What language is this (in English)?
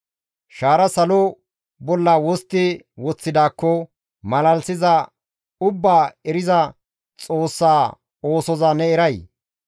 Gamo